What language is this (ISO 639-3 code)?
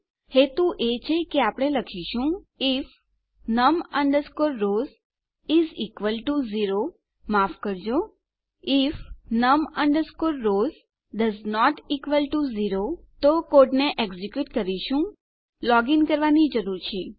guj